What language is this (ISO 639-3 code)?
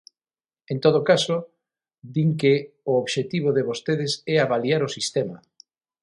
glg